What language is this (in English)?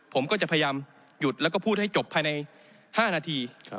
Thai